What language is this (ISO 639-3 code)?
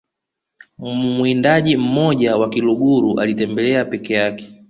swa